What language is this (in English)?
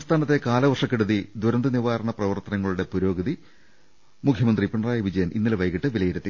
Malayalam